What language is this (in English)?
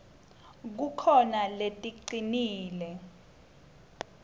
Swati